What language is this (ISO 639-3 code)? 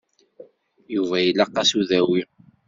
kab